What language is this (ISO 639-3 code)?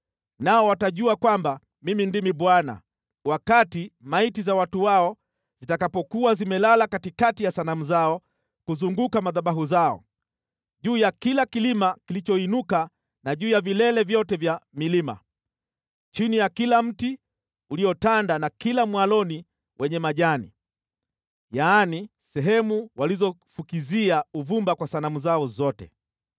swa